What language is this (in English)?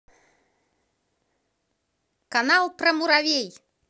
Russian